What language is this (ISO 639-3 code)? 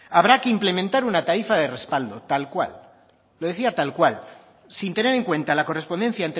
spa